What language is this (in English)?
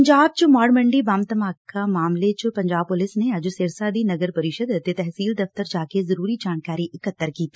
Punjabi